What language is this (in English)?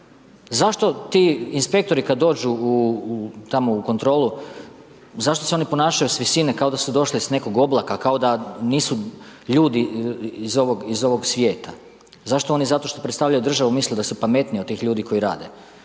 Croatian